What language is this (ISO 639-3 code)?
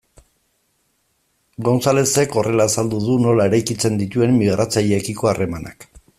eus